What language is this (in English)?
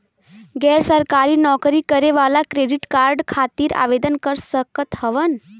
Bhojpuri